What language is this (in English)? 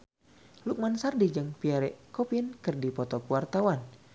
Sundanese